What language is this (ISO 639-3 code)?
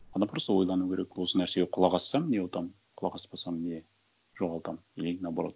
kaz